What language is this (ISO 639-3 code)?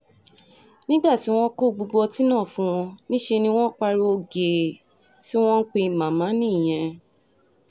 yor